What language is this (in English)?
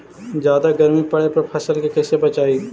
Magahi